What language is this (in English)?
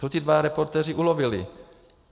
Czech